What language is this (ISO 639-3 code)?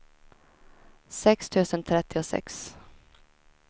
swe